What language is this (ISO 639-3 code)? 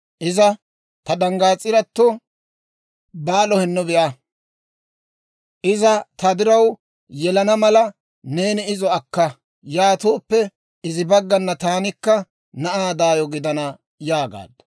dwr